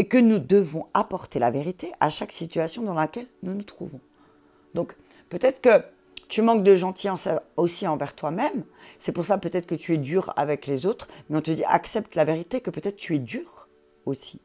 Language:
French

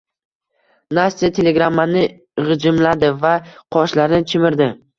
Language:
Uzbek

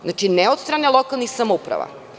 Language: Serbian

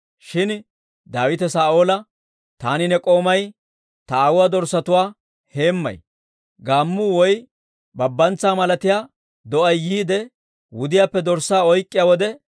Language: Dawro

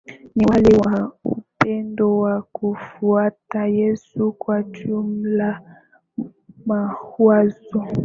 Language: Swahili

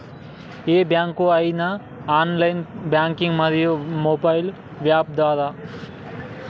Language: Telugu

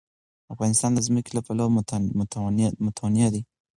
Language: Pashto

